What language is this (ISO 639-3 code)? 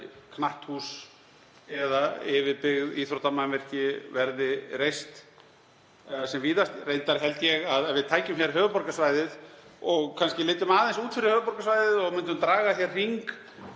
isl